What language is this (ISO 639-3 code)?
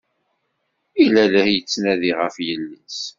kab